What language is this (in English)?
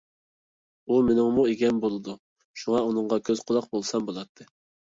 Uyghur